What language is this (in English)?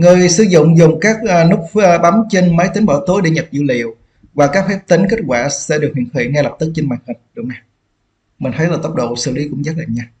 Vietnamese